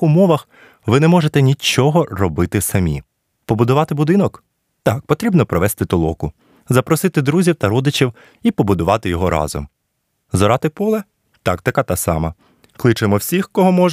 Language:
Ukrainian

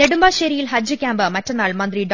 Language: Malayalam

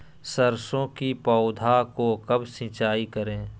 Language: Magahi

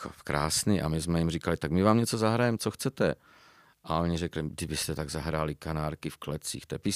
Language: Czech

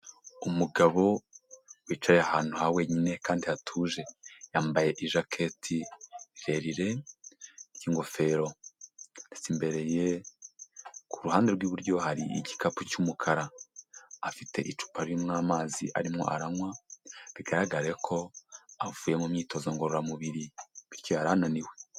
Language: Kinyarwanda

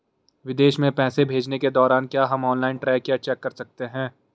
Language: Hindi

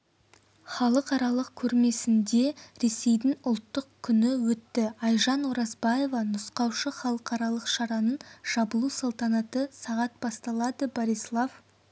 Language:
Kazakh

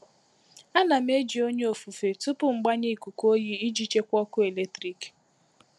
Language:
Igbo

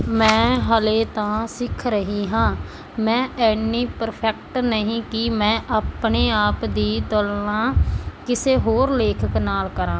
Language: Punjabi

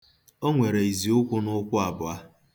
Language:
Igbo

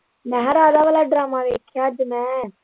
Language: Punjabi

